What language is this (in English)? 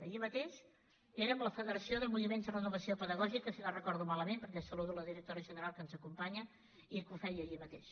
Catalan